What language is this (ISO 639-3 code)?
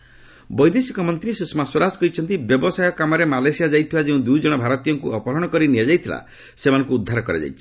ori